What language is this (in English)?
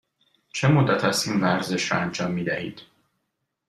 Persian